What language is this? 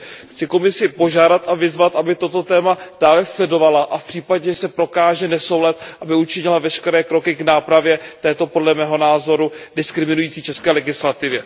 Czech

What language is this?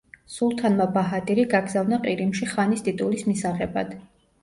Georgian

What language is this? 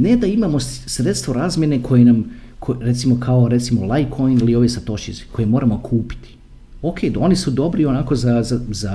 Croatian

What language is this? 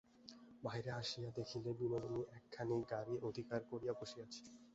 Bangla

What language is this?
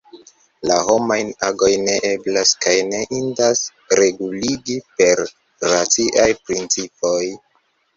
Esperanto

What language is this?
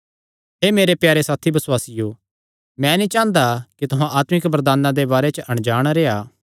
Kangri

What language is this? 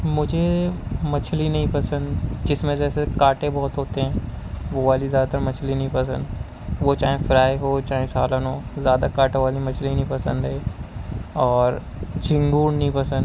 Urdu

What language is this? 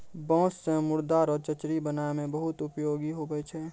Maithili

